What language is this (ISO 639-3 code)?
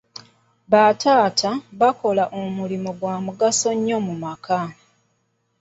lug